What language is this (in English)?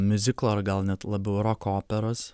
Lithuanian